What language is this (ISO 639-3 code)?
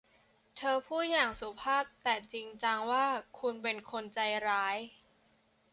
tha